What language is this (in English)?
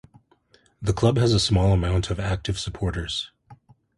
English